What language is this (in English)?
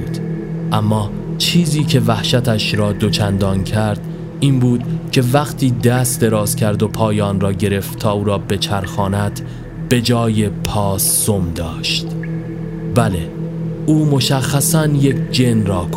Persian